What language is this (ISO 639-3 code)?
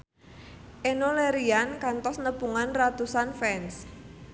sun